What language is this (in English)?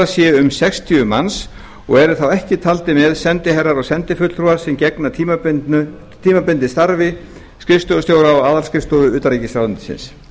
Icelandic